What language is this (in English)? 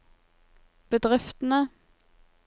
Norwegian